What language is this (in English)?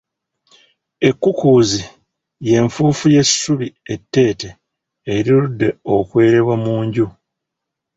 Ganda